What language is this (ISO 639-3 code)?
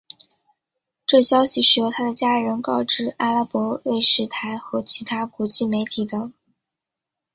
zho